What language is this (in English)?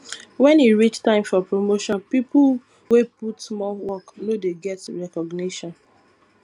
Nigerian Pidgin